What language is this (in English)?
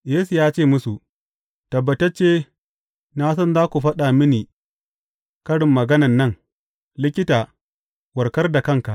Hausa